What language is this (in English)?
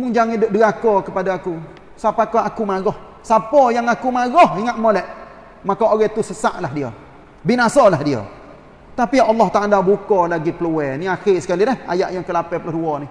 Malay